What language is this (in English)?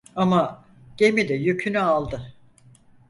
Turkish